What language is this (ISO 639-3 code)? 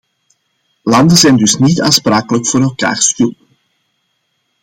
nld